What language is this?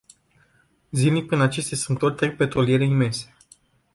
Romanian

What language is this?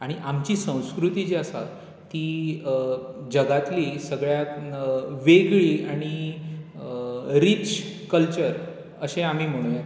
Konkani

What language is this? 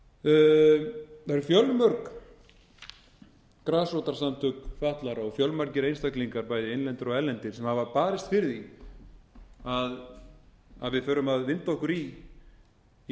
Icelandic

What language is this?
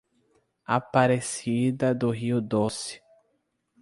Portuguese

